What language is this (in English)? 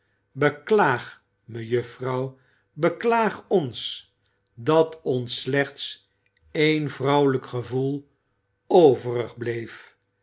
Dutch